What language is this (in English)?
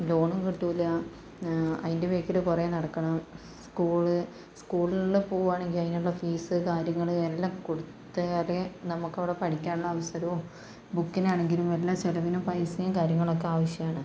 Malayalam